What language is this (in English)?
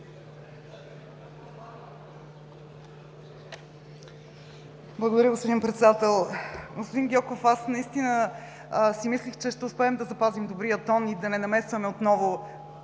Bulgarian